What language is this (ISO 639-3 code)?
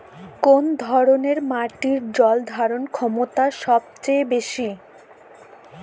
ben